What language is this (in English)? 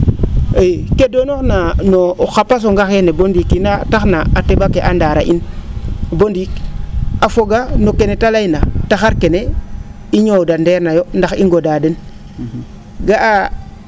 Serer